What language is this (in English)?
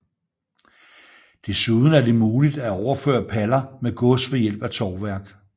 Danish